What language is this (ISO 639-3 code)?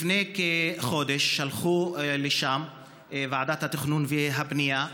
heb